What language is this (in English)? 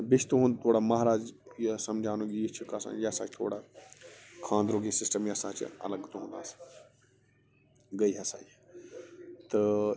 Kashmiri